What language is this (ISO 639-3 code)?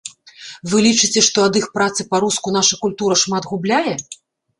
bel